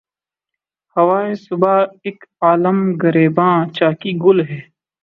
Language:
Urdu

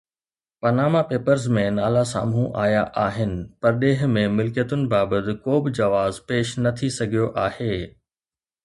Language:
Sindhi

